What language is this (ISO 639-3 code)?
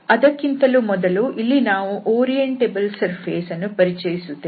kan